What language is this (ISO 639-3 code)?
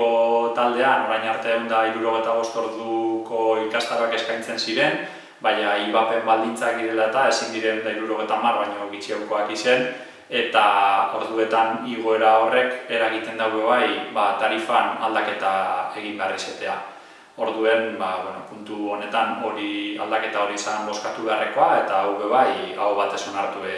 spa